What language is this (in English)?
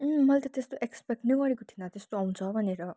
Nepali